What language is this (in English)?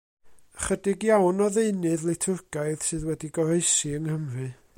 Welsh